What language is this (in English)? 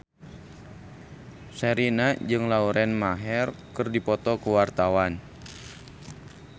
Sundanese